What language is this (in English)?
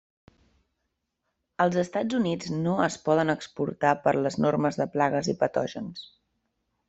Catalan